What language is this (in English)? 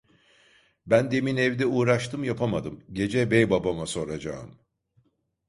Turkish